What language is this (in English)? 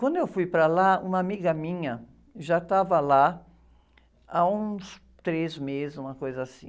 Portuguese